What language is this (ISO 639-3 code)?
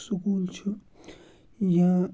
kas